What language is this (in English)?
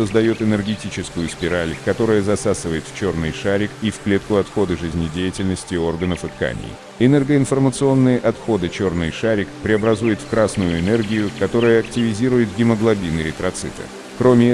Russian